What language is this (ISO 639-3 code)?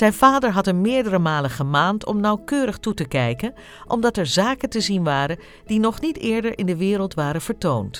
nld